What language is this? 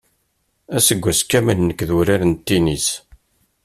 Kabyle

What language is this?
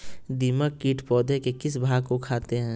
Magahi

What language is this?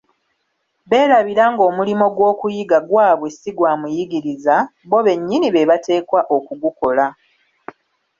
Ganda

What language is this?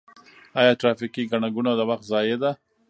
Pashto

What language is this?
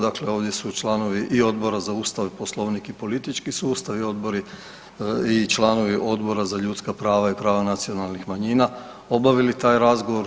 Croatian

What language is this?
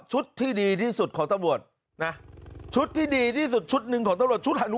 Thai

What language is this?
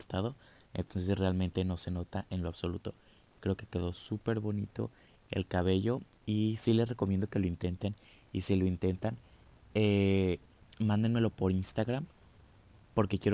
Spanish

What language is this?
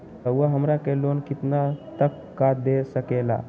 Magahi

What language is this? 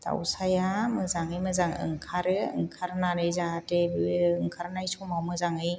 Bodo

